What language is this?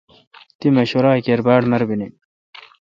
Kalkoti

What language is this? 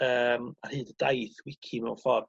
Welsh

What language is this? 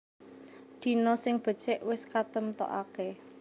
Javanese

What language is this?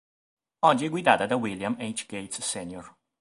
Italian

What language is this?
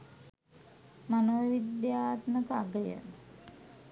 Sinhala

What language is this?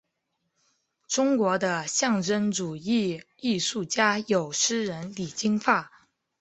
Chinese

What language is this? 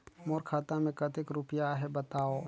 Chhattisgarhi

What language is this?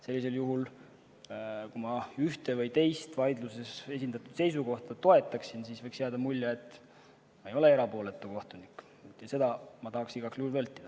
Estonian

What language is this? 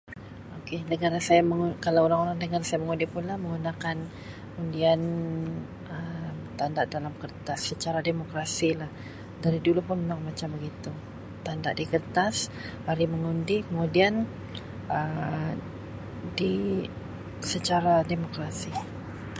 Sabah Malay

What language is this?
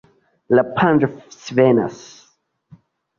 Esperanto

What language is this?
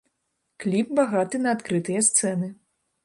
Belarusian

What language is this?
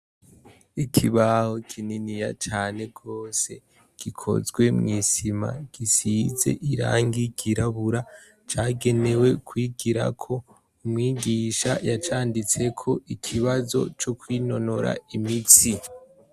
Rundi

